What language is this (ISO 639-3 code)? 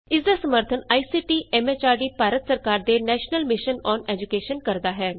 pan